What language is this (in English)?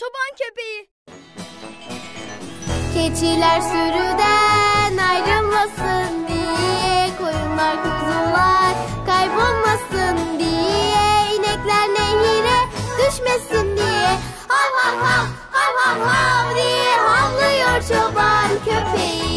Turkish